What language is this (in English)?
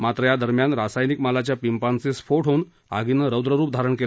Marathi